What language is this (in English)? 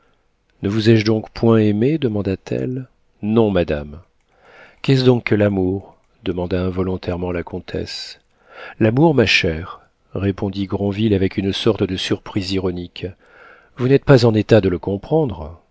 French